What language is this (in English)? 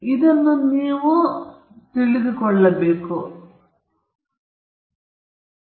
Kannada